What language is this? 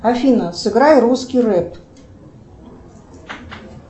Russian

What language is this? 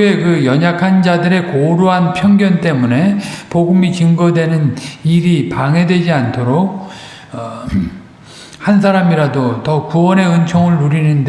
Korean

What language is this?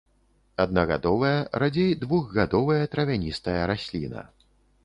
Belarusian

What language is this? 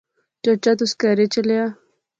Pahari-Potwari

